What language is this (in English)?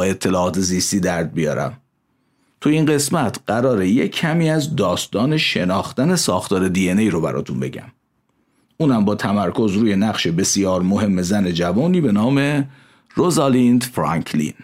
Persian